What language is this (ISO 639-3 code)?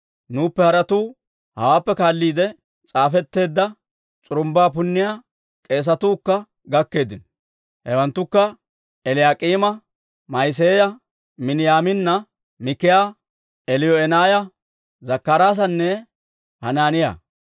dwr